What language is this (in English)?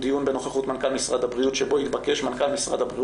Hebrew